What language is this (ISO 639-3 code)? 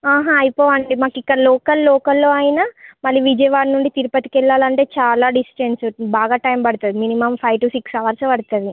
tel